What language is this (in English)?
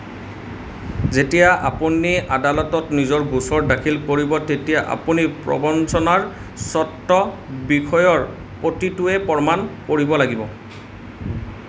Assamese